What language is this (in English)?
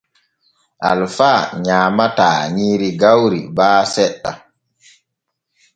Borgu Fulfulde